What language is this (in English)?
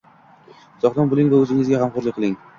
Uzbek